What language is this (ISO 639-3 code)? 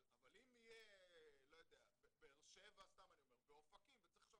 heb